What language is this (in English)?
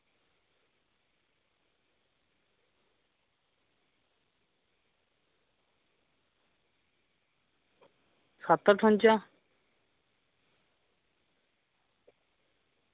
Dogri